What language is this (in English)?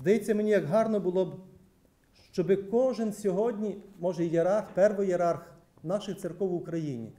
Ukrainian